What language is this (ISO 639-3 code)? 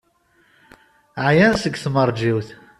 kab